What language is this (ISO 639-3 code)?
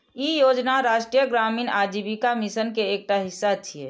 mai